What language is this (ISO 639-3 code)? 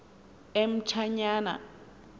xho